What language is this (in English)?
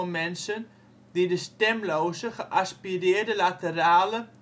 Dutch